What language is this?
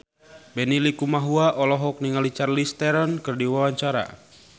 Sundanese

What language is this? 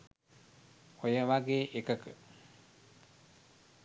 Sinhala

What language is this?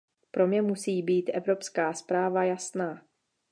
Czech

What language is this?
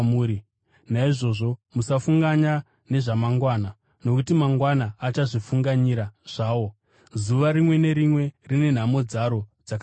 Shona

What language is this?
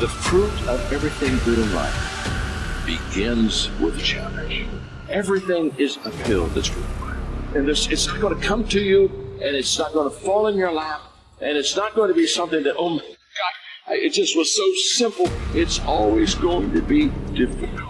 English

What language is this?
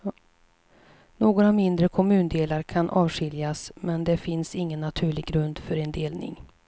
Swedish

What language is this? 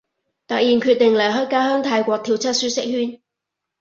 Cantonese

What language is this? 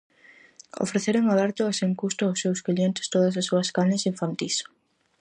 Galician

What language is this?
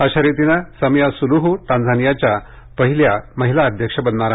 Marathi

